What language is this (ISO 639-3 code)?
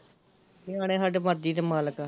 pan